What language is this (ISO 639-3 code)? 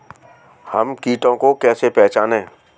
hin